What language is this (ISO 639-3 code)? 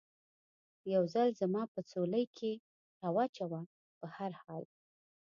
pus